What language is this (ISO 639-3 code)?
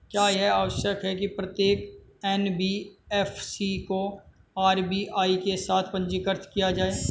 hin